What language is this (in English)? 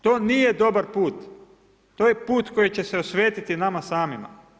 Croatian